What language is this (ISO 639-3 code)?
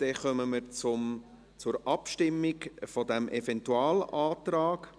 gsw